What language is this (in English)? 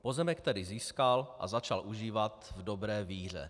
Czech